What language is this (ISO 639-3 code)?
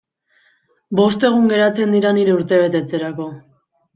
eus